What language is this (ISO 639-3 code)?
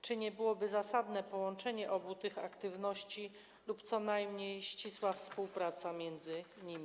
pol